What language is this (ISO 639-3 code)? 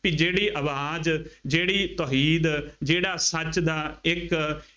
pan